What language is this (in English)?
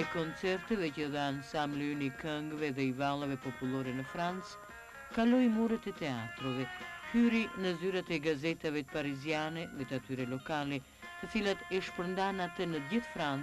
Romanian